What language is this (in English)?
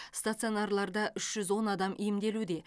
Kazakh